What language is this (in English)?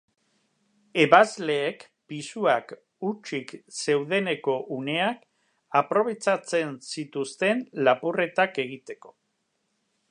Basque